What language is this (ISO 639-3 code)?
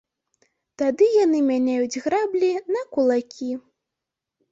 bel